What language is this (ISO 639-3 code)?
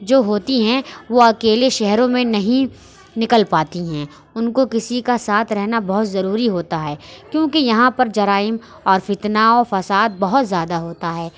urd